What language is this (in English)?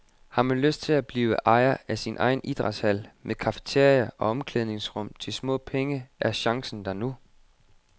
Danish